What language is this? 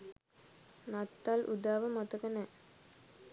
Sinhala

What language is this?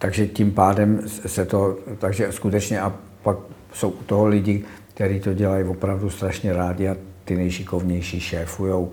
Czech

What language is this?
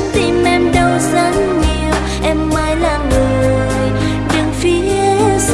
Vietnamese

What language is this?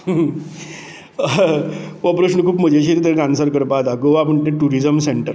Konkani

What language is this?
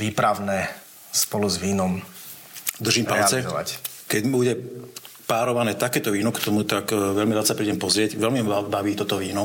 Slovak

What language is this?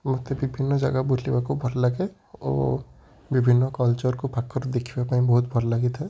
Odia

